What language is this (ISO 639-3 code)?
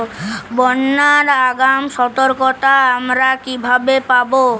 ben